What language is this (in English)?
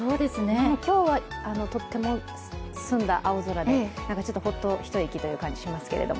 Japanese